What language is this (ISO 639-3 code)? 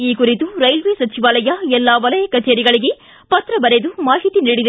kan